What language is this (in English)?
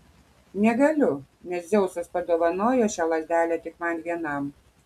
Lithuanian